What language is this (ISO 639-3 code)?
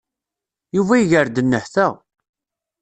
kab